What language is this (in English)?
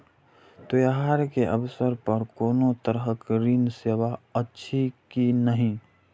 Maithili